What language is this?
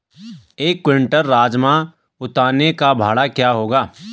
Hindi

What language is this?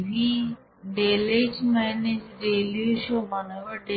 Bangla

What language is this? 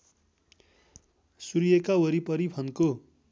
Nepali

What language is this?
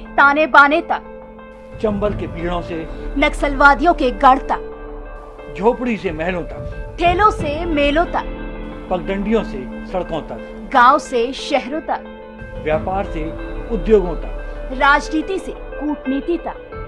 Hindi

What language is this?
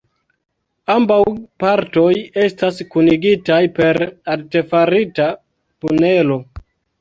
Esperanto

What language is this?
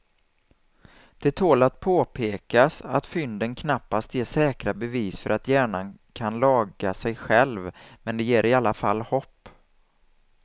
Swedish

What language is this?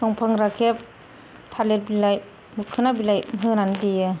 Bodo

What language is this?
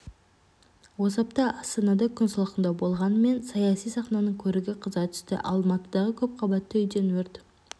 Kazakh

